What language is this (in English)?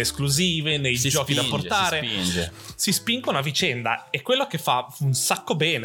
Italian